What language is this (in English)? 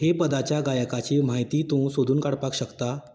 Konkani